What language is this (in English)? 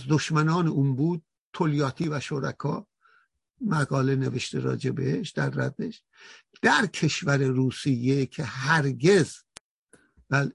Persian